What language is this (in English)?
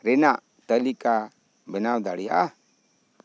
Santali